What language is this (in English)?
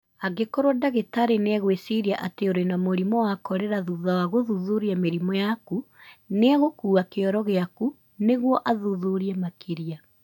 Kikuyu